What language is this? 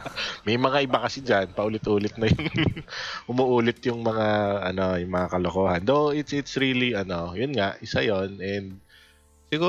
Filipino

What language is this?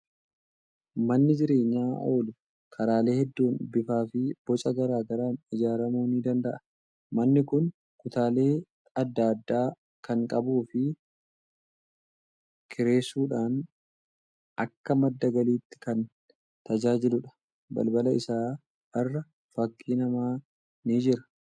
Oromo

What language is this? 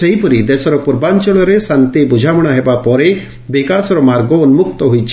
Odia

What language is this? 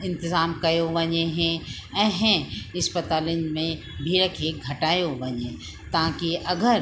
Sindhi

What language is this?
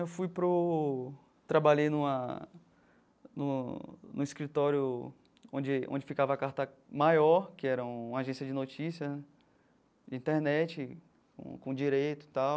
Portuguese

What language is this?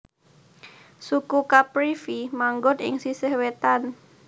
Javanese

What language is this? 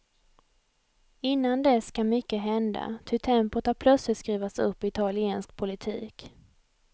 Swedish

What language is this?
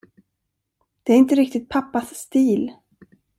Swedish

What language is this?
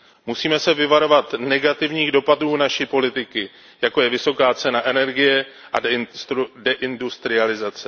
Czech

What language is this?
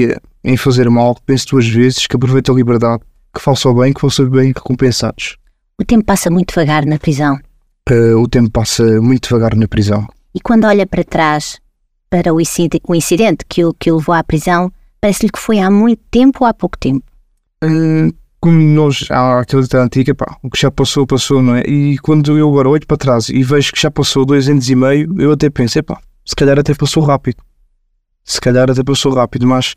Portuguese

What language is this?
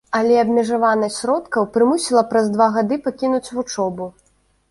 Belarusian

